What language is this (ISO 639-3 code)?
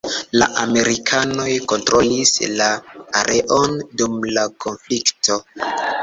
epo